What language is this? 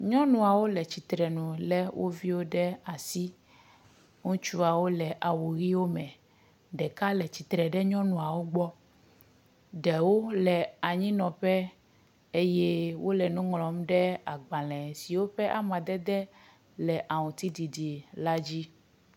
Ewe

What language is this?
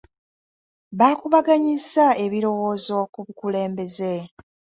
Ganda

